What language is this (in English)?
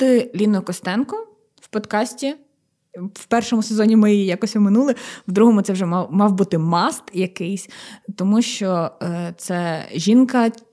Ukrainian